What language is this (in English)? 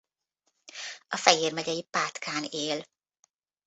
Hungarian